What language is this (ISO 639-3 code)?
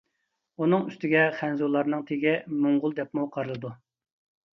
uig